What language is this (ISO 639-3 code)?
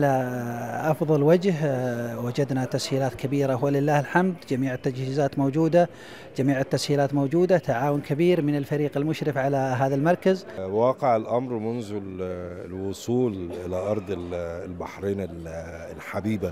ara